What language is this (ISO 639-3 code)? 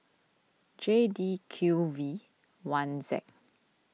eng